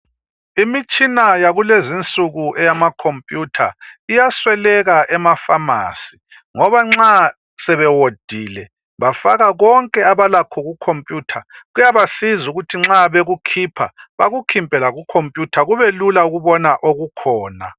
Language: North Ndebele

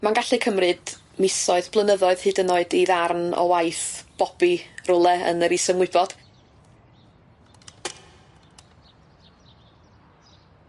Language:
Welsh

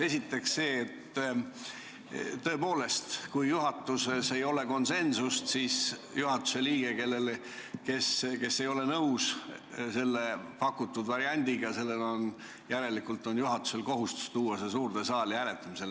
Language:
Estonian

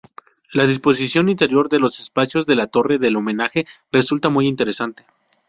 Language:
Spanish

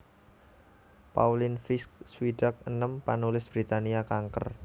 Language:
Javanese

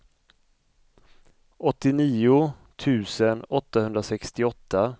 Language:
Swedish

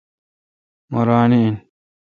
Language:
Kalkoti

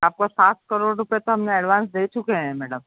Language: Hindi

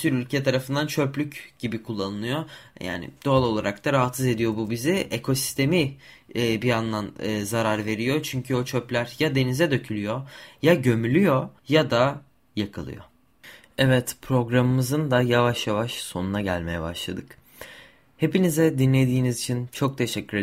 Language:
Turkish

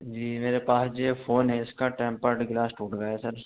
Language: Urdu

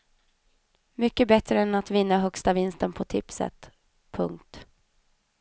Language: Swedish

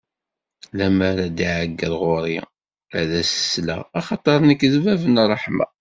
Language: Kabyle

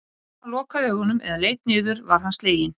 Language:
Icelandic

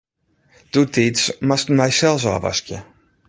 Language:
Western Frisian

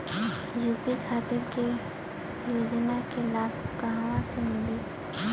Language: Bhojpuri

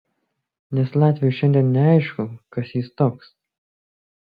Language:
Lithuanian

